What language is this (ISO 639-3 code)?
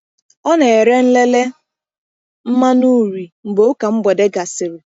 ibo